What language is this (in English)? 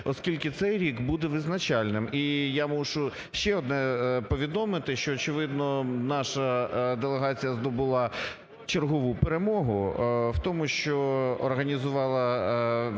Ukrainian